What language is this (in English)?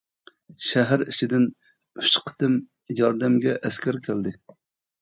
Uyghur